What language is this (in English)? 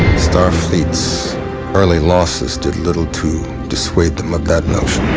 English